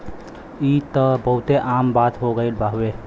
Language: Bhojpuri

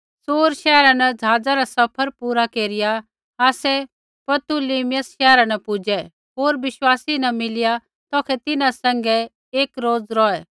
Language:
Kullu Pahari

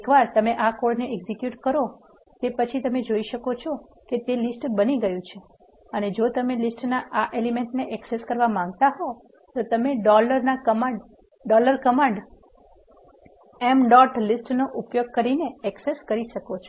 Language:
Gujarati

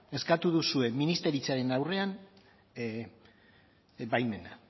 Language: Basque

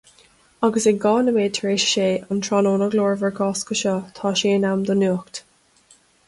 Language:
Irish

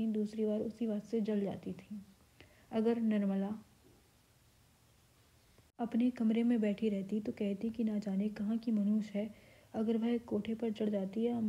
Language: Hindi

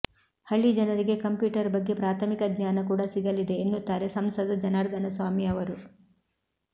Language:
Kannada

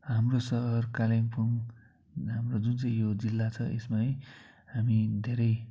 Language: Nepali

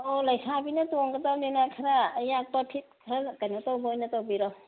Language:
Manipuri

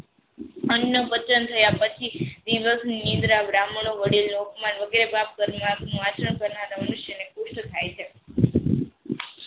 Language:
Gujarati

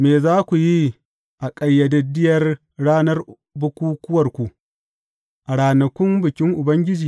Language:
Hausa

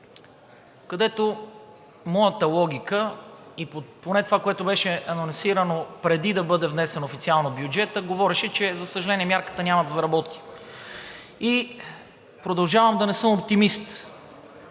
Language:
Bulgarian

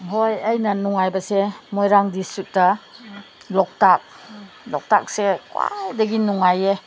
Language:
Manipuri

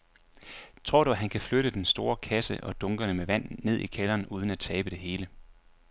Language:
Danish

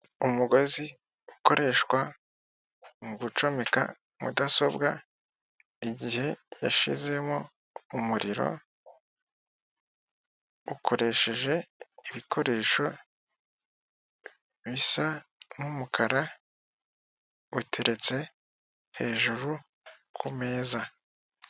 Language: Kinyarwanda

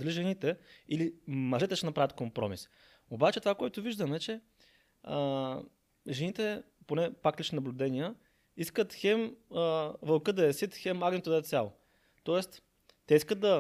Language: Bulgarian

